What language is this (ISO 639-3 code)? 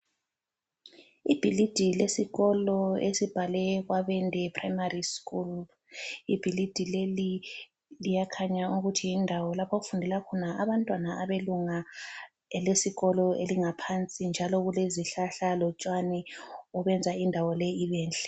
nde